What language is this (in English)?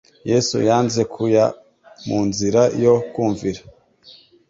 Kinyarwanda